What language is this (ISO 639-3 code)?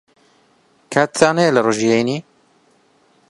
ckb